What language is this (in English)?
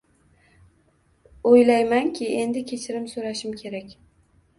Uzbek